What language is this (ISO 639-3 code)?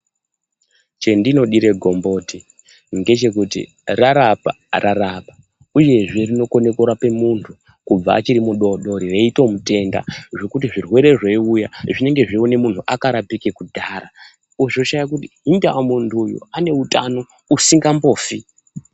ndc